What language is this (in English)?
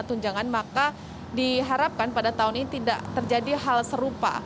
Indonesian